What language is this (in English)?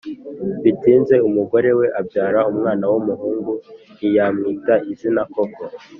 Kinyarwanda